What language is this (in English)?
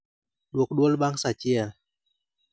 Luo (Kenya and Tanzania)